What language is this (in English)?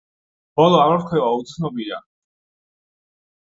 Georgian